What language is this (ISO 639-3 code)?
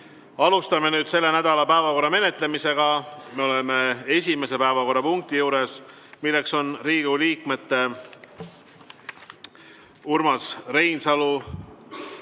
est